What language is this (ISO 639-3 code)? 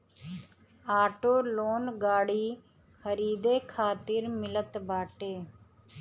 bho